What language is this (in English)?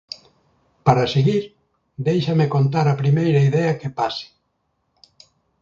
Galician